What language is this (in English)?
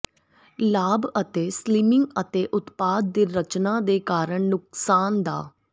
Punjabi